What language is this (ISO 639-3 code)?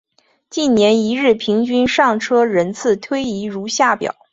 zho